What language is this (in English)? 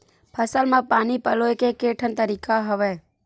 Chhattisgarhi